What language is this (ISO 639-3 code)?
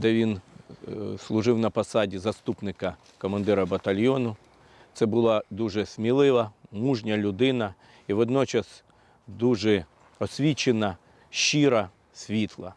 ukr